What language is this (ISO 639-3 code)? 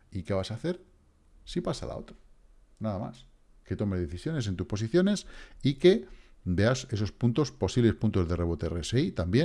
spa